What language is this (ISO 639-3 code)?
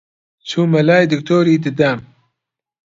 ckb